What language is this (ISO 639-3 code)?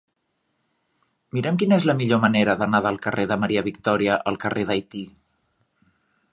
cat